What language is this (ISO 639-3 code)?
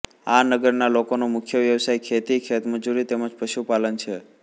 guj